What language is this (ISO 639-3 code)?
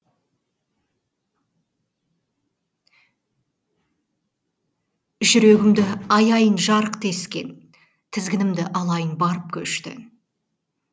kaz